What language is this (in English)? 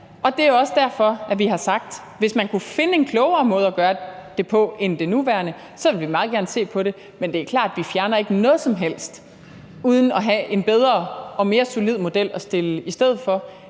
Danish